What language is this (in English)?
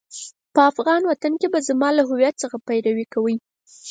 Pashto